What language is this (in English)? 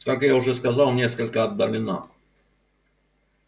Russian